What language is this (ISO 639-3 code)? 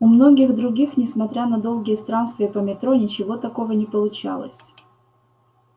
rus